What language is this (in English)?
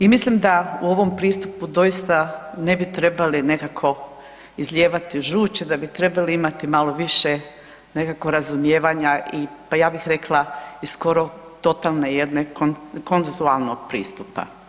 Croatian